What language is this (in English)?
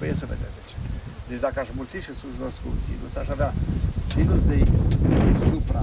Romanian